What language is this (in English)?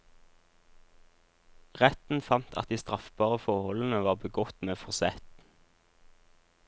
Norwegian